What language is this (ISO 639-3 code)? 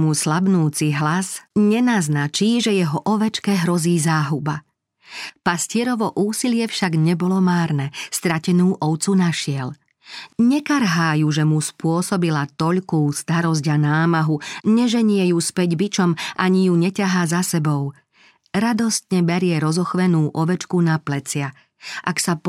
slk